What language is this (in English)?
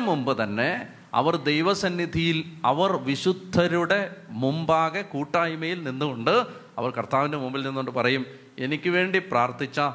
Malayalam